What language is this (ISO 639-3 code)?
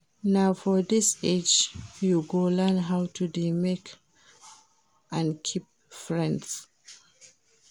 pcm